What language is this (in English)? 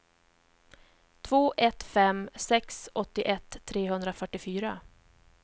Swedish